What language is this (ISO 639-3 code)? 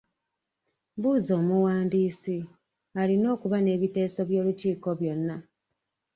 lug